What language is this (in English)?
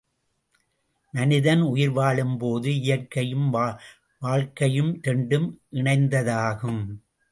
Tamil